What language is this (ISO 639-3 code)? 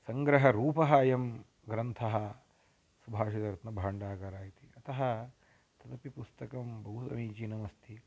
san